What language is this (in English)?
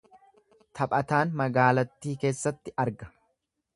Oromo